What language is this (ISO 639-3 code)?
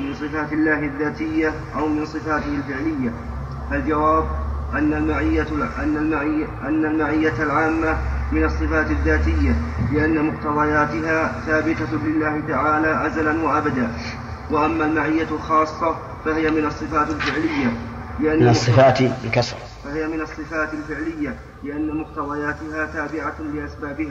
ara